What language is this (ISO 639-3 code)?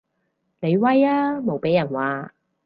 yue